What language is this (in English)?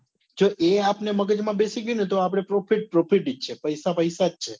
Gujarati